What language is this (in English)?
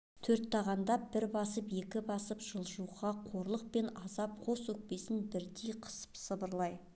Kazakh